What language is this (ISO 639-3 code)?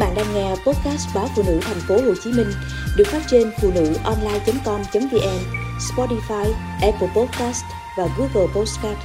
vie